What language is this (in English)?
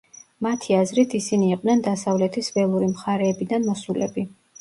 Georgian